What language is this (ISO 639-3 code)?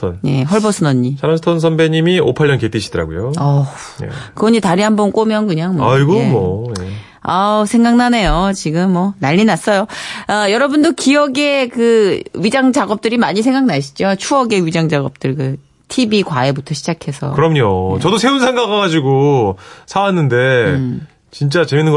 kor